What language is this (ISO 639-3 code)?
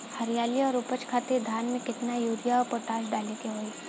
bho